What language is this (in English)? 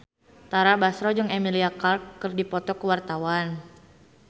Sundanese